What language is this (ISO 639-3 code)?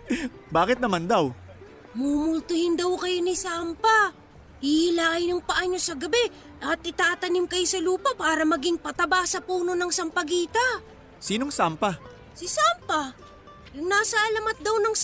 fil